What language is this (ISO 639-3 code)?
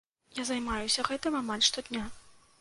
bel